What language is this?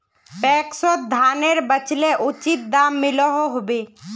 Magahi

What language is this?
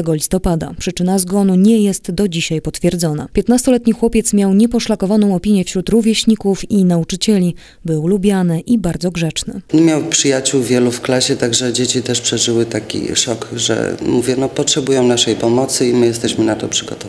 Polish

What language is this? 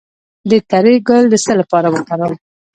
Pashto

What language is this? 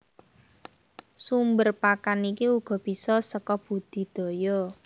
Javanese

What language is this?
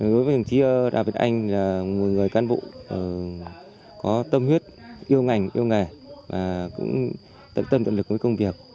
Vietnamese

